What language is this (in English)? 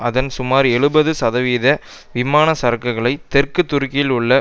Tamil